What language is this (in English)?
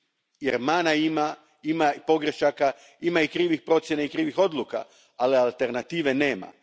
Croatian